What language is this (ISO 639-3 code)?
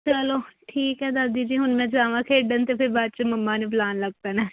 pan